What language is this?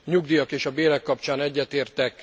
Hungarian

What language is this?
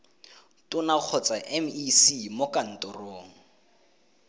Tswana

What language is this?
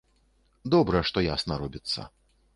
Belarusian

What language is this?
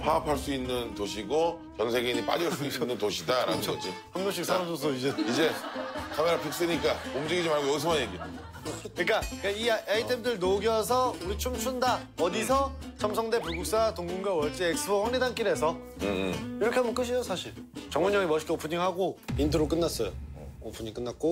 Korean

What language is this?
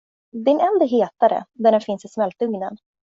Swedish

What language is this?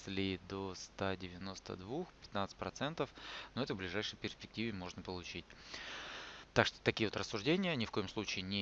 Russian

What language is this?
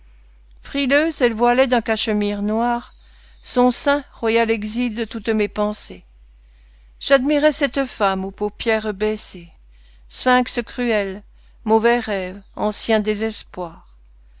French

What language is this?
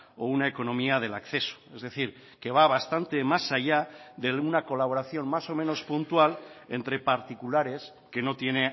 Spanish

